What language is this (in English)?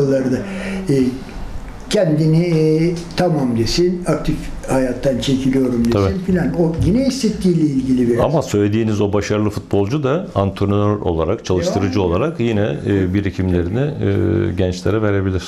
Turkish